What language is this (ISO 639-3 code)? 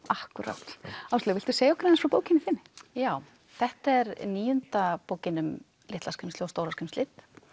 isl